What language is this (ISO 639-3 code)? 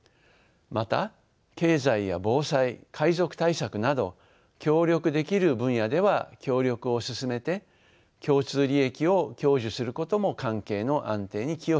jpn